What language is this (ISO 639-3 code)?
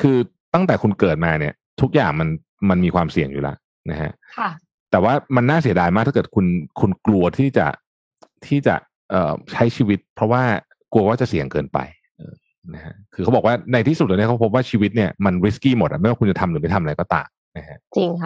tha